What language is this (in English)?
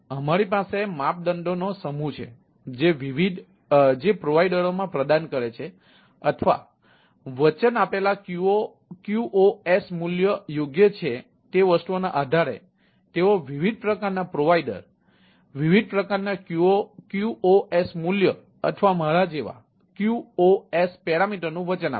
Gujarati